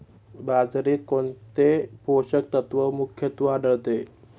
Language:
Marathi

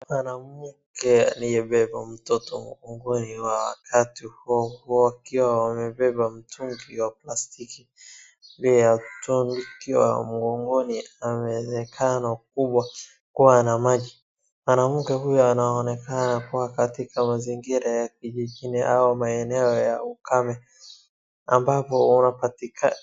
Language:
Swahili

